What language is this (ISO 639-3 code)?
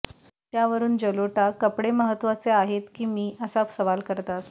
mar